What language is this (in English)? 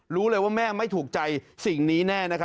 Thai